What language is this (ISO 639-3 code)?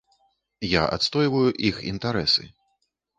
bel